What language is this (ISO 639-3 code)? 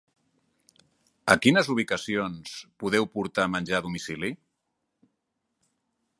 cat